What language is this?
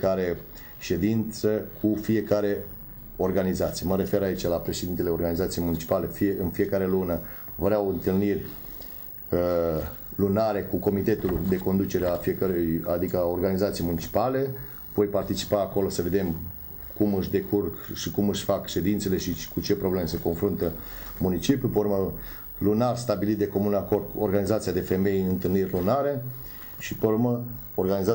Romanian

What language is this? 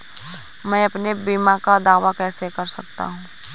Hindi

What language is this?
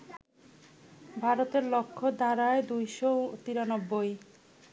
Bangla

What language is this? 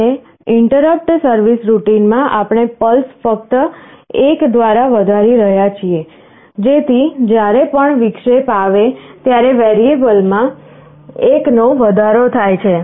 Gujarati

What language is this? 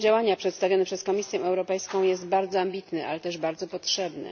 Polish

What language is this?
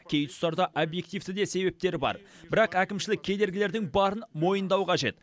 Kazakh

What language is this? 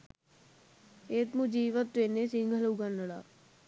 Sinhala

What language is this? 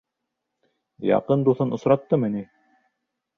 Bashkir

